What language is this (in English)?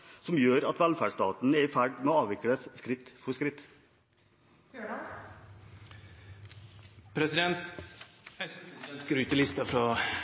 Norwegian